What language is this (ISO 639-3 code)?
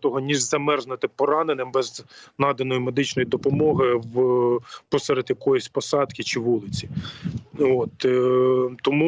ukr